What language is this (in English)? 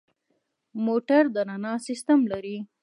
Pashto